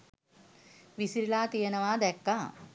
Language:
Sinhala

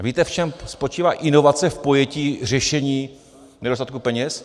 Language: Czech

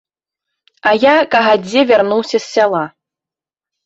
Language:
Belarusian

